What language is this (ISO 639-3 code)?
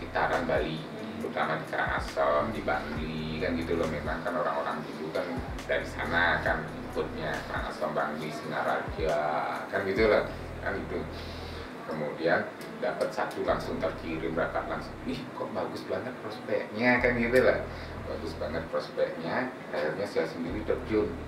ind